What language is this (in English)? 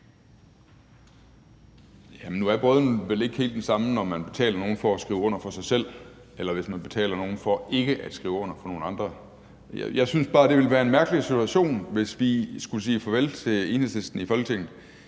Danish